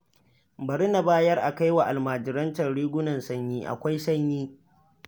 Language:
Hausa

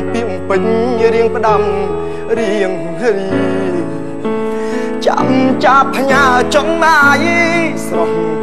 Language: Thai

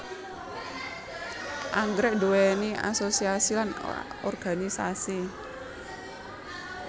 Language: Javanese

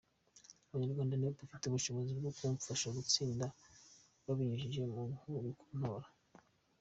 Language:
Kinyarwanda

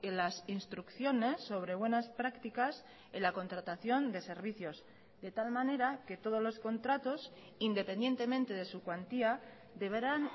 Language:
Spanish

